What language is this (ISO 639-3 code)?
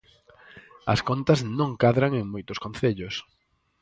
glg